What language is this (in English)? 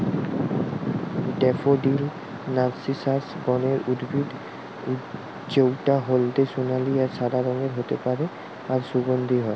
Bangla